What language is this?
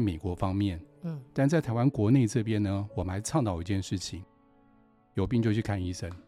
Chinese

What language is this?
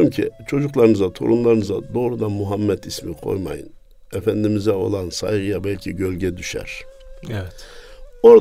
Turkish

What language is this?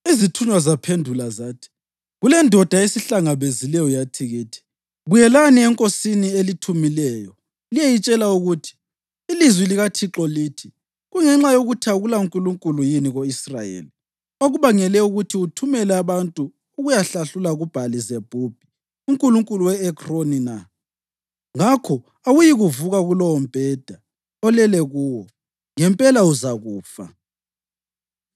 North Ndebele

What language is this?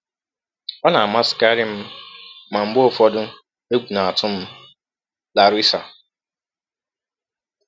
Igbo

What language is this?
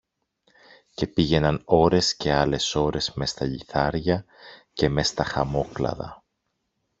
Greek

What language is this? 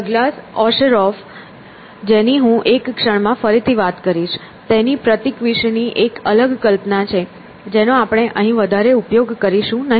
Gujarati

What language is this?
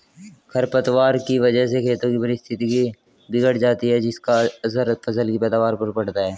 Hindi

